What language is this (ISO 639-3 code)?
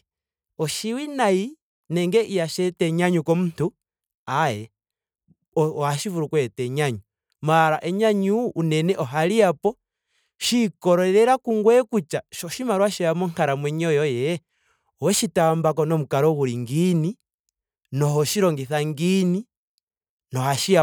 ndo